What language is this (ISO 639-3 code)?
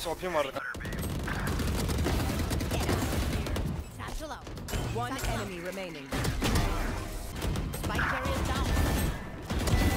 tur